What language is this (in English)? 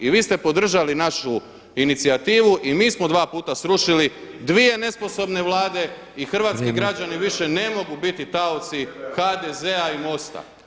Croatian